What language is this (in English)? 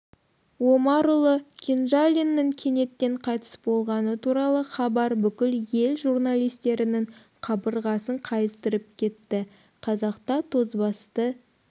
Kazakh